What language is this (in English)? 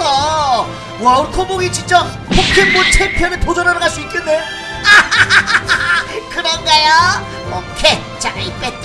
Korean